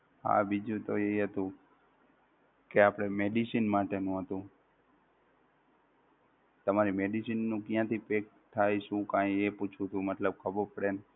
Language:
Gujarati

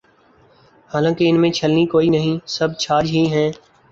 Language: Urdu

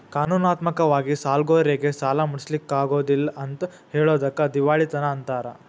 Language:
Kannada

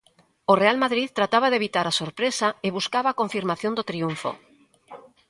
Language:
Galician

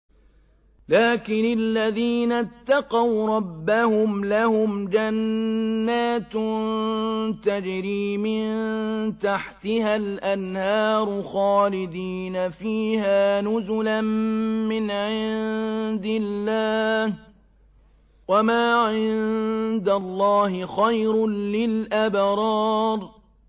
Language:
Arabic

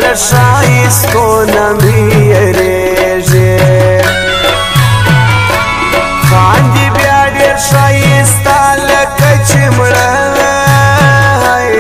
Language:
Arabic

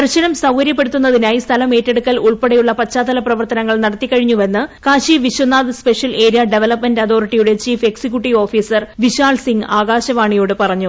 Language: Malayalam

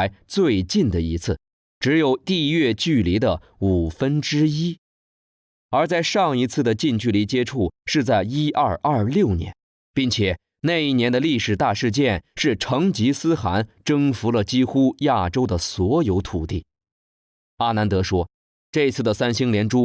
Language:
Chinese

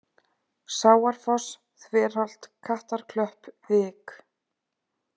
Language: Icelandic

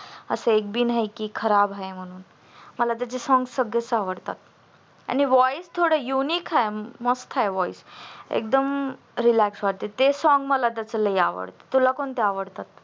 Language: Marathi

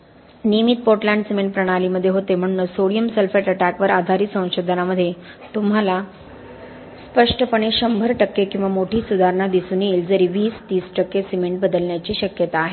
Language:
Marathi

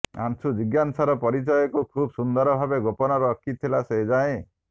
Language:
Odia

